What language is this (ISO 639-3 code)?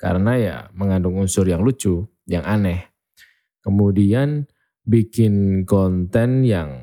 ind